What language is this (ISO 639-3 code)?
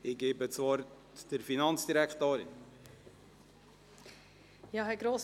gsw